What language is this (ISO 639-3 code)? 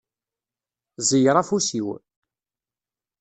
kab